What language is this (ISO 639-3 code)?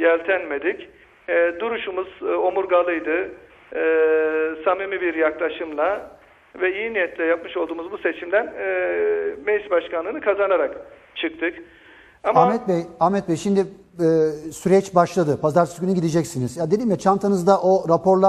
tur